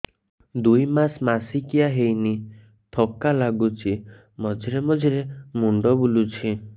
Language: Odia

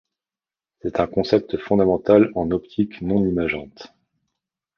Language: French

